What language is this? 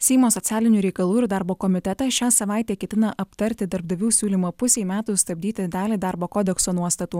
Lithuanian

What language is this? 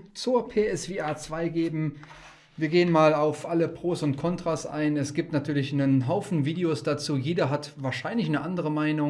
German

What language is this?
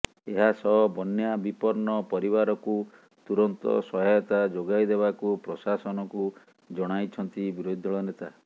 Odia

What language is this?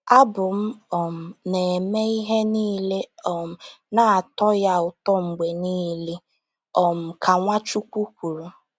Igbo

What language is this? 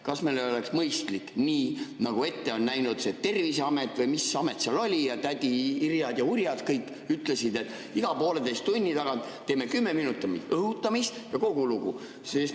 Estonian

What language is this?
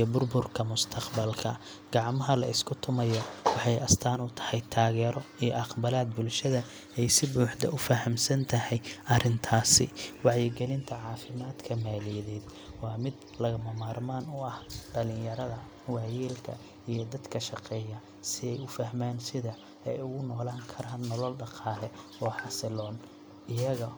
Somali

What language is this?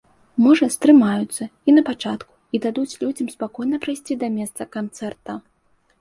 Belarusian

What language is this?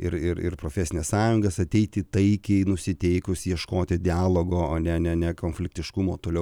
Lithuanian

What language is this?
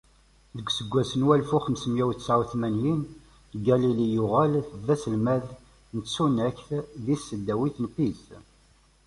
Kabyle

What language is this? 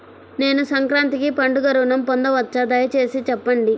Telugu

